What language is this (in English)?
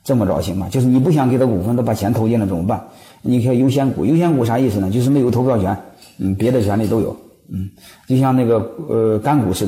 Chinese